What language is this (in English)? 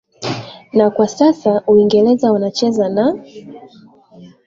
Swahili